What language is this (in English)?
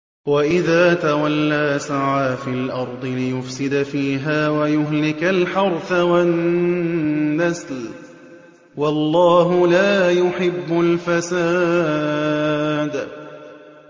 Arabic